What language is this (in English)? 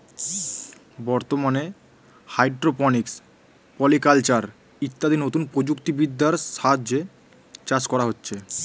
Bangla